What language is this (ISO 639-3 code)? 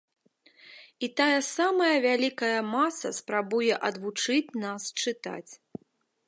bel